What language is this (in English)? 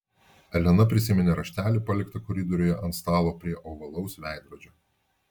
Lithuanian